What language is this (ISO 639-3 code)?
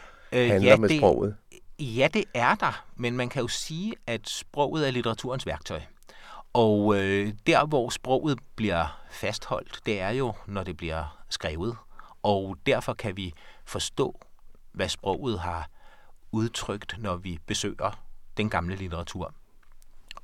dan